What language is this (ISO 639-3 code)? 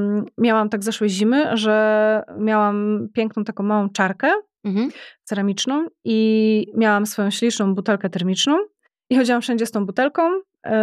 pol